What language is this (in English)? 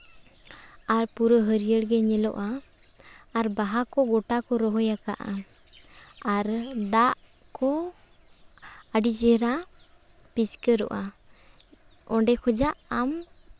Santali